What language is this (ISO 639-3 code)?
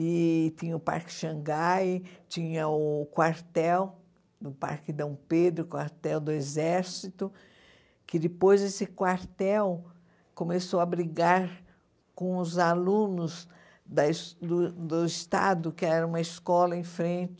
por